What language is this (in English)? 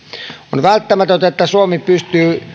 Finnish